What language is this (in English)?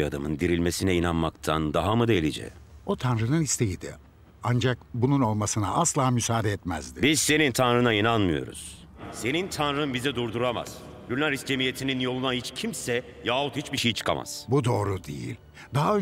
Turkish